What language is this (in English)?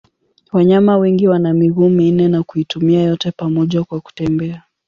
Swahili